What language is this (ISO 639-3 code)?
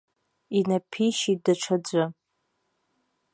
abk